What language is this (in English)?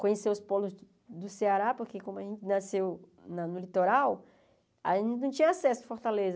Portuguese